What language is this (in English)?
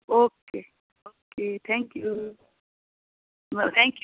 Nepali